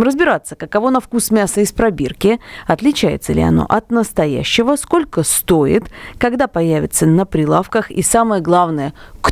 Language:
Russian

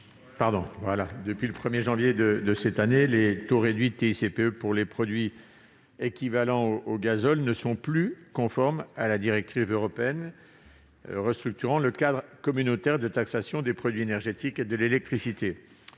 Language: French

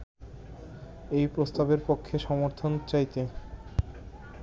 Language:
Bangla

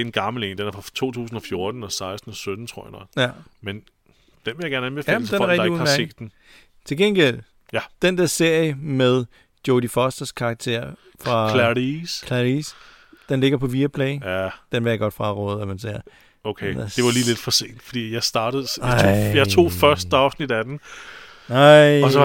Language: Danish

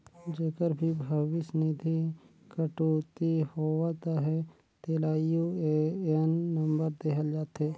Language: Chhattisgarhi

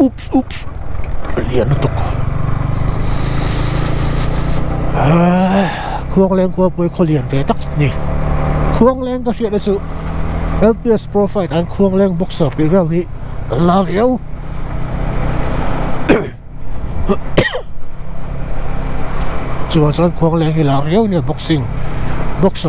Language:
Thai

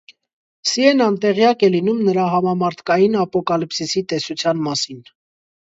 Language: Armenian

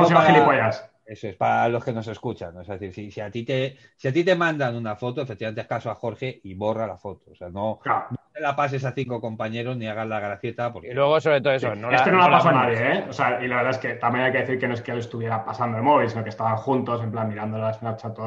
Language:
Spanish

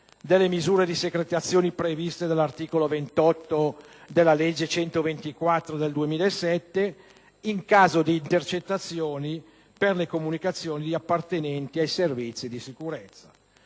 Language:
Italian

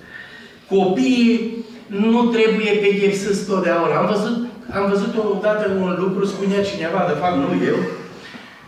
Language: Romanian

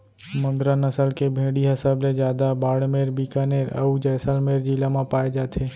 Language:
Chhattisgarhi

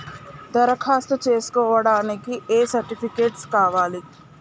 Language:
Telugu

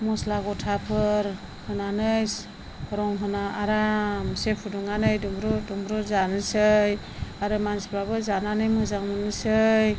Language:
Bodo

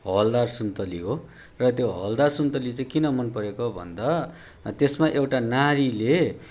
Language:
Nepali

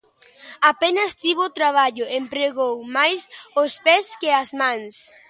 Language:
Galician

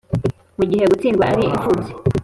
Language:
Kinyarwanda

